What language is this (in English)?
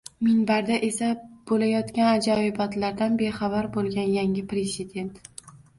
Uzbek